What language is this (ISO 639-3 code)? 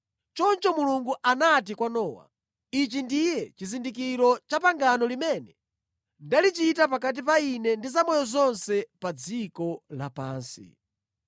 nya